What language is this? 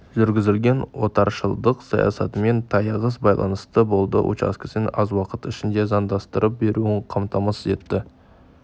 Kazakh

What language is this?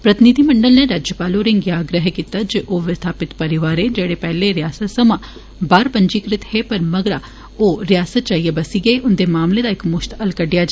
Dogri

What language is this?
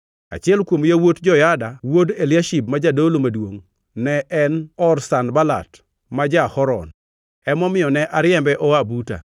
Luo (Kenya and Tanzania)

